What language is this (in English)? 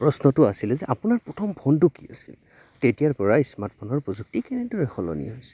Assamese